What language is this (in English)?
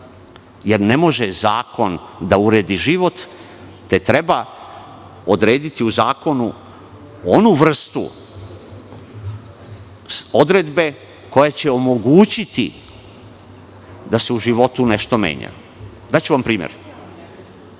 Serbian